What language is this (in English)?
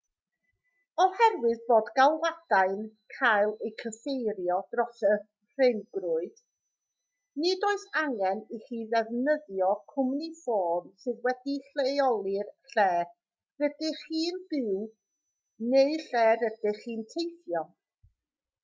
Welsh